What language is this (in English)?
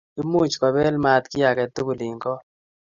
Kalenjin